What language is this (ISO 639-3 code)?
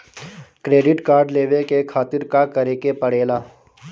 bho